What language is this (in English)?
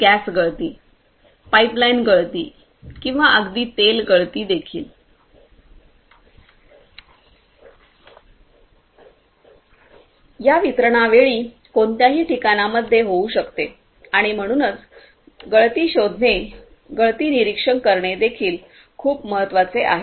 Marathi